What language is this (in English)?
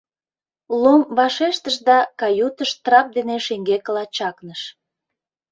Mari